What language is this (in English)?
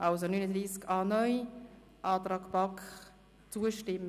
Swiss German